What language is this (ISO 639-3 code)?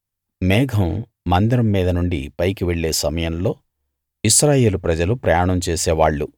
tel